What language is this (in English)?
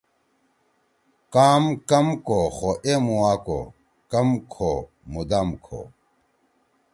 Torwali